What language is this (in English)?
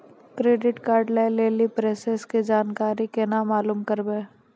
Maithili